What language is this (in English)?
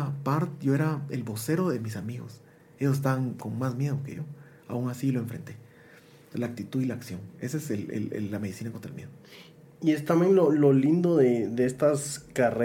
Spanish